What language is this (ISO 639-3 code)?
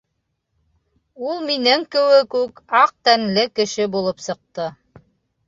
bak